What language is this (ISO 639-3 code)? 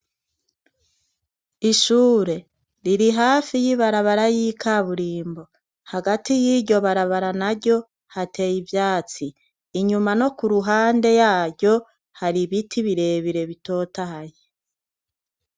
run